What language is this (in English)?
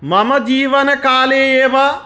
Sanskrit